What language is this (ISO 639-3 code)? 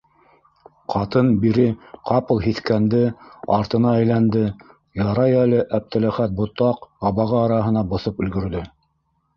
bak